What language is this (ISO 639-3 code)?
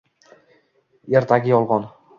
uzb